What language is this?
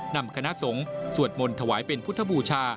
Thai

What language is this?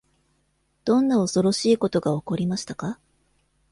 Japanese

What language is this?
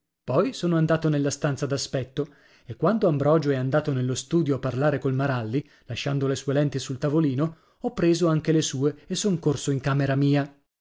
Italian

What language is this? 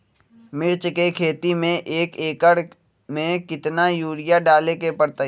Magahi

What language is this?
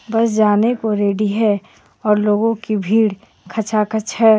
Hindi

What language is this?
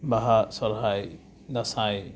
Santali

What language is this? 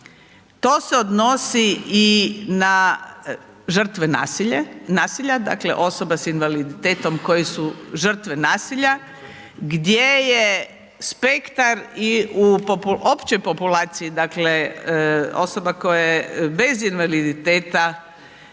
Croatian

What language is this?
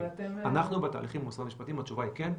Hebrew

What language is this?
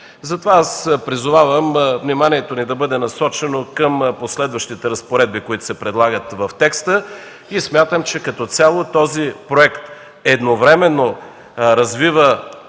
Bulgarian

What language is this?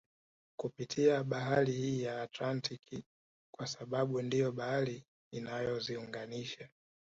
Swahili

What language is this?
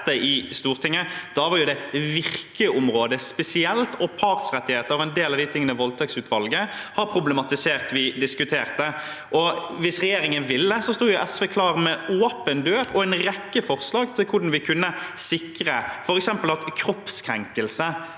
Norwegian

